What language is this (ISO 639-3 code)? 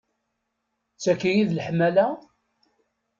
kab